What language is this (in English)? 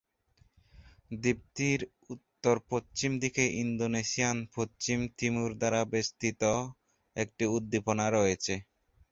Bangla